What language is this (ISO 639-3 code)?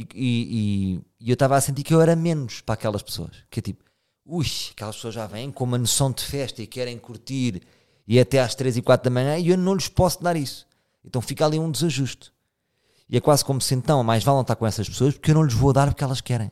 por